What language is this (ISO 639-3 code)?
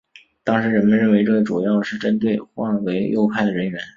zho